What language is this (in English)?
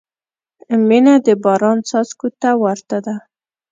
Pashto